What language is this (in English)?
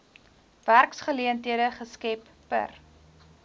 Afrikaans